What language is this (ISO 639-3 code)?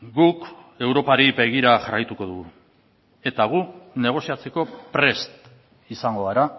eus